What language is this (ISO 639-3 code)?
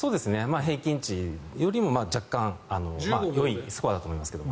jpn